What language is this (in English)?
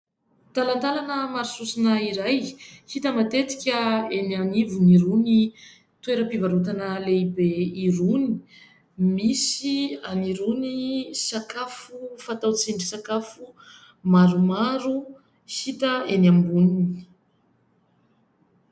Malagasy